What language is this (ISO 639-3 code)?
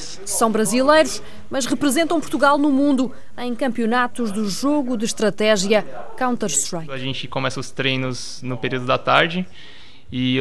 por